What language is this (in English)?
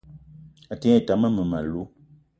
Eton (Cameroon)